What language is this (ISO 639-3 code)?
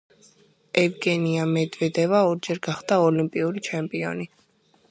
kat